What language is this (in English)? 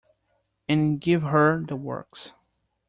English